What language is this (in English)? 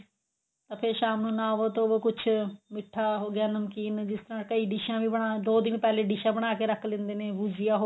Punjabi